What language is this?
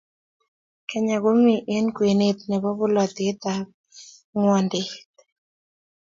Kalenjin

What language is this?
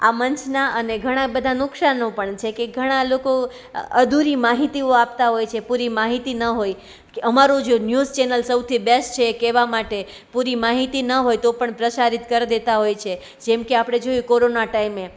Gujarati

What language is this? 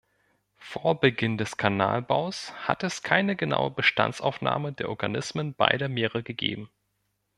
German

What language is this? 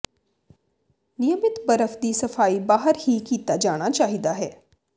Punjabi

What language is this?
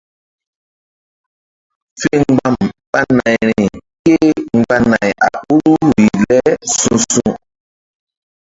Mbum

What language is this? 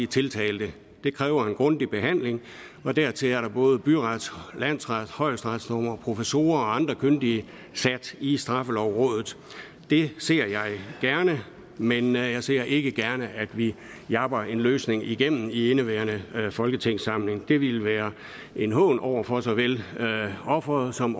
Danish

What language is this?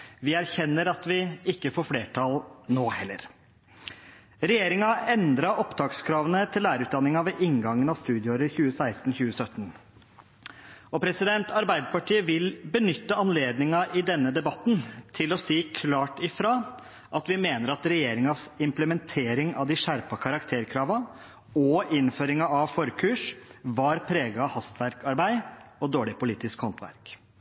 Norwegian Bokmål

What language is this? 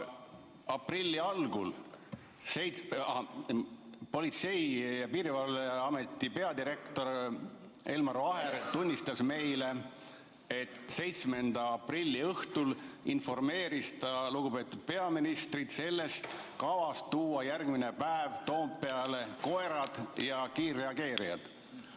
Estonian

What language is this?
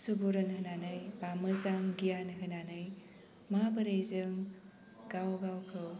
Bodo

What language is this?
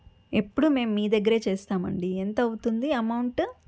Telugu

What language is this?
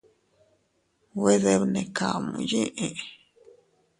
Teutila Cuicatec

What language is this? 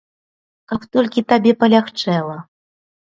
Belarusian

